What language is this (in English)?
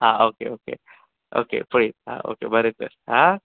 Konkani